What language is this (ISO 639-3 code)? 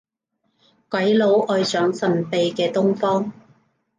yue